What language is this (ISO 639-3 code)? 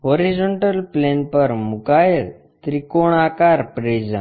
guj